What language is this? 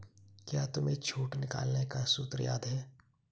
Hindi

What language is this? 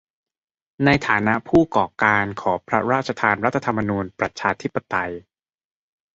Thai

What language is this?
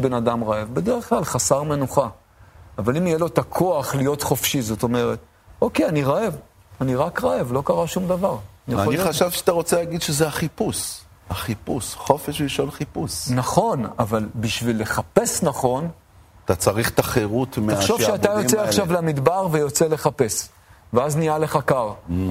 Hebrew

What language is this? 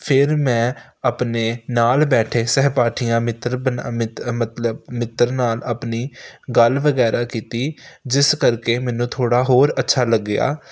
Punjabi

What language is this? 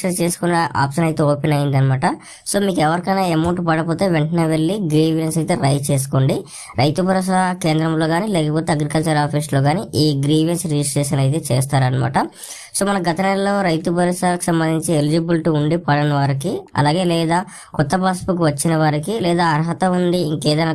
Telugu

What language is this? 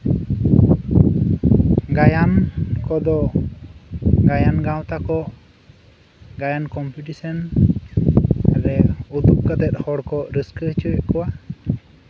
Santali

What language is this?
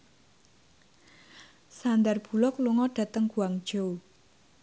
Javanese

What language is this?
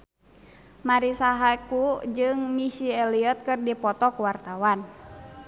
Sundanese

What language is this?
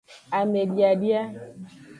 Aja (Benin)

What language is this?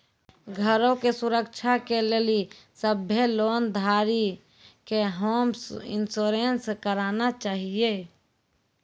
Maithili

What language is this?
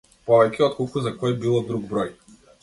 Macedonian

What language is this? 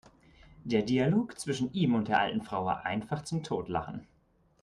German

